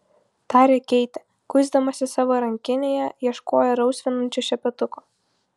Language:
Lithuanian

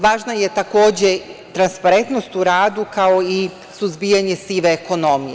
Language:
Serbian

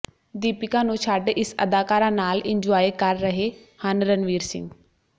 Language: Punjabi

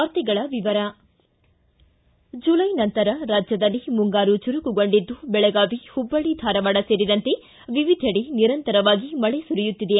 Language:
Kannada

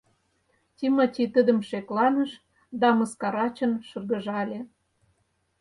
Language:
Mari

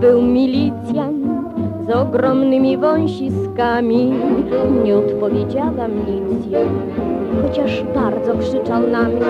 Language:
Polish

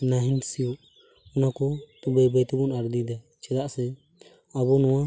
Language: Santali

